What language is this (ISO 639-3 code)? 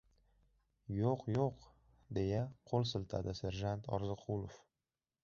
uzb